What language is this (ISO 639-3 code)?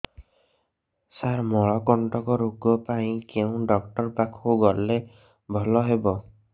ori